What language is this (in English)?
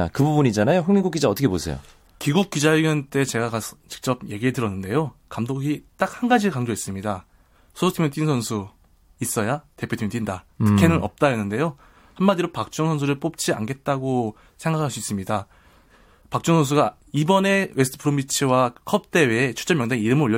Korean